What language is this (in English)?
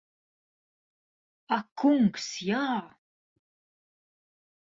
Latvian